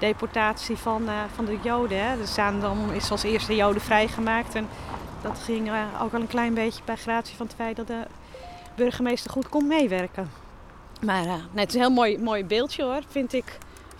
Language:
Dutch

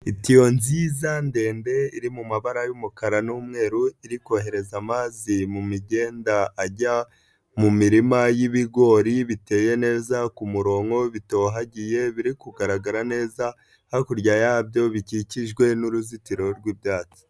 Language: Kinyarwanda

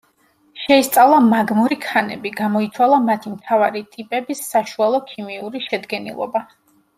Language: Georgian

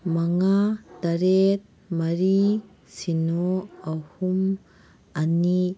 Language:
Manipuri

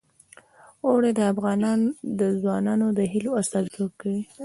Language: Pashto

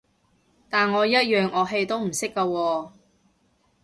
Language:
Cantonese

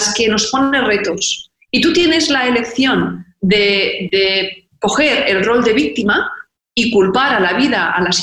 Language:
Spanish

